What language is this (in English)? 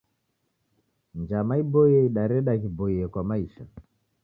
Taita